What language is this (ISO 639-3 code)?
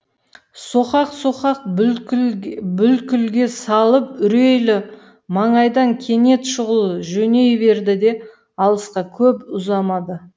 kaz